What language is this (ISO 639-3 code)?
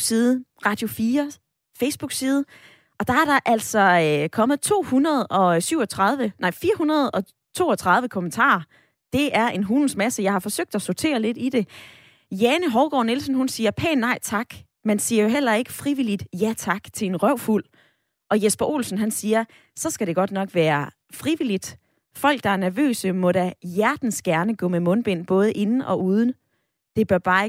dan